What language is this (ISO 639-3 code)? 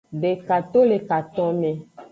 ajg